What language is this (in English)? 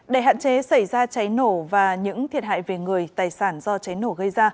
Vietnamese